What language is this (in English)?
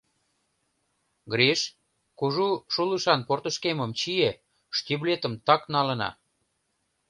Mari